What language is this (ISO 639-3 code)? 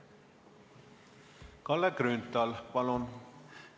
est